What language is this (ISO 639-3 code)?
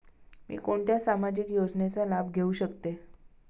mar